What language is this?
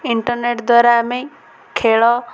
Odia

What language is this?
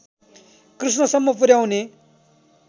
Nepali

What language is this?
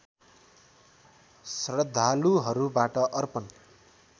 Nepali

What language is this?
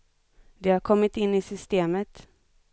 Swedish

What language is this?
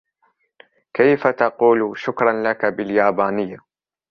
Arabic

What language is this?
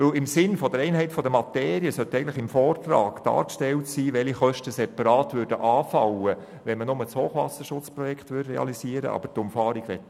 Swiss German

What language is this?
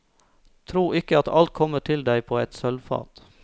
Norwegian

